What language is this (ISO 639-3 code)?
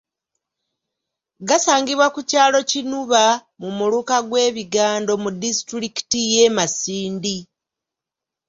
lug